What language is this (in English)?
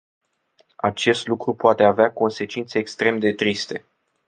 Romanian